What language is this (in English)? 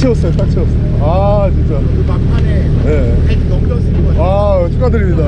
Korean